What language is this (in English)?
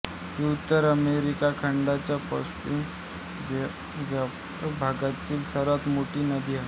Marathi